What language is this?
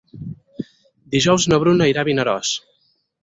Catalan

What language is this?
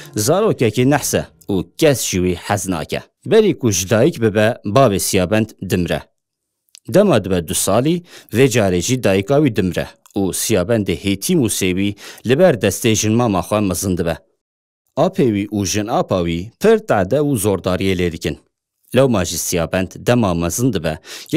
Persian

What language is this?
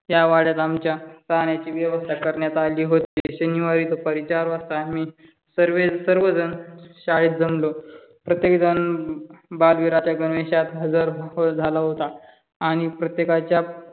Marathi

